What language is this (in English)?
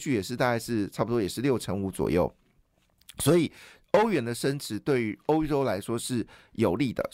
Chinese